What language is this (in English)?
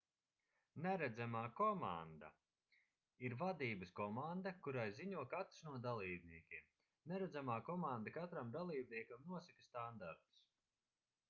Latvian